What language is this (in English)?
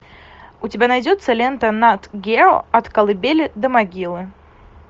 Russian